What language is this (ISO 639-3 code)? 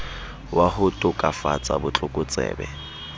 sot